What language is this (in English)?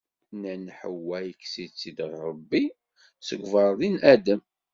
Kabyle